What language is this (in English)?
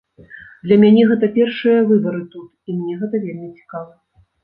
Belarusian